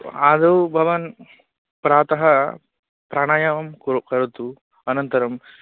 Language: Sanskrit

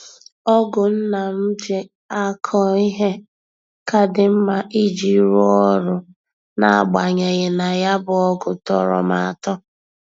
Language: Igbo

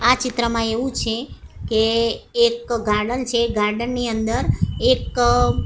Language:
Gujarati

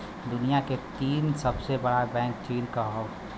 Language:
Bhojpuri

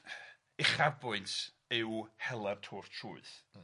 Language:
Welsh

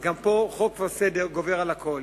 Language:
Hebrew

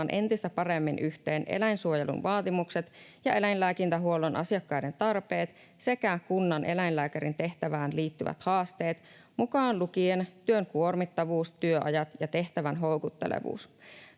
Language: Finnish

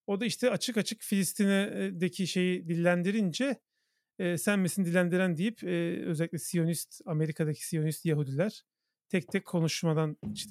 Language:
Turkish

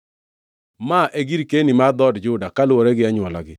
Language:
Luo (Kenya and Tanzania)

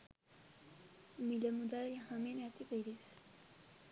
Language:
Sinhala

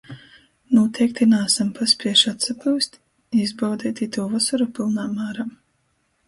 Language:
Latgalian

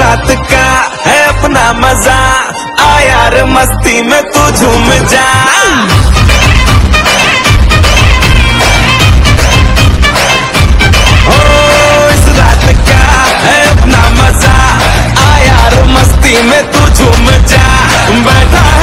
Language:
Hindi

